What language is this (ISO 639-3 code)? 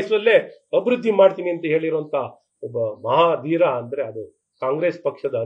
ron